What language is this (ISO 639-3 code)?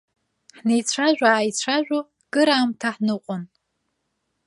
abk